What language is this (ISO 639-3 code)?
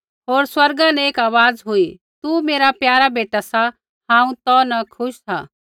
kfx